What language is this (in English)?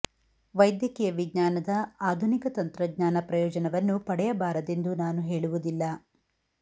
Kannada